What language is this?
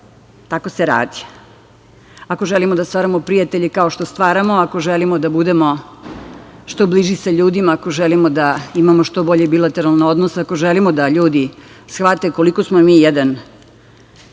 Serbian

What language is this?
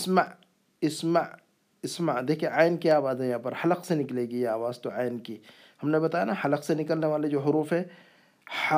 Urdu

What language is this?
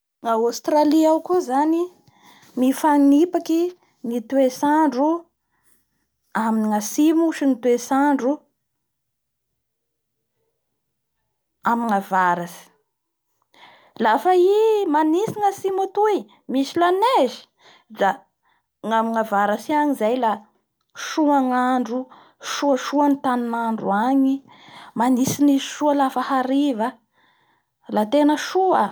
Bara Malagasy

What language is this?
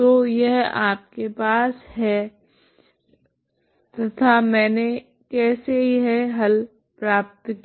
Hindi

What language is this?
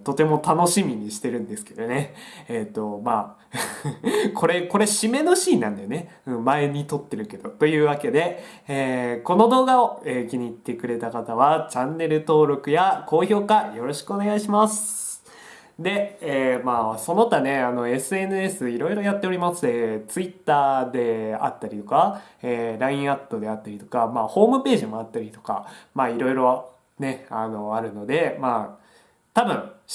Japanese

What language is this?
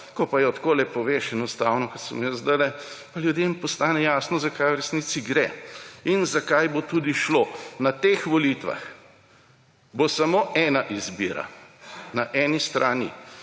Slovenian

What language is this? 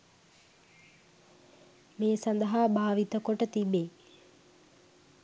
Sinhala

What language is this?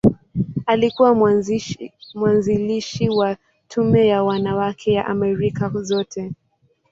Swahili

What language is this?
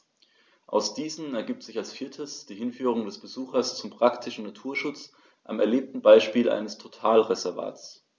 German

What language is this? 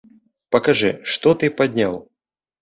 Belarusian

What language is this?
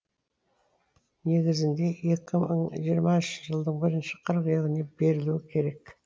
Kazakh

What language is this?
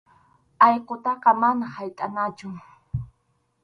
Arequipa-La Unión Quechua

